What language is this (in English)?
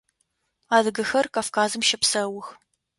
Adyghe